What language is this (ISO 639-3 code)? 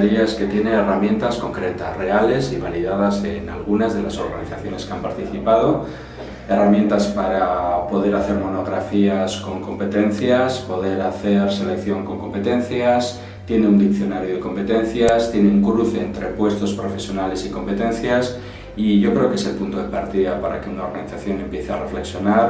spa